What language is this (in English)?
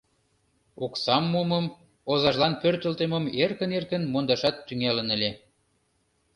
Mari